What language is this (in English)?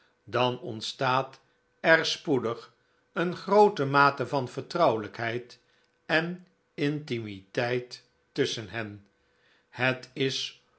Dutch